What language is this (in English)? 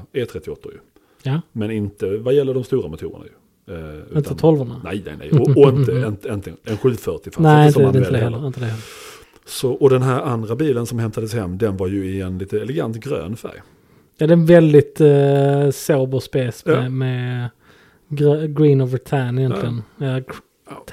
Swedish